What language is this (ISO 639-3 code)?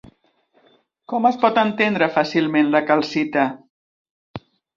cat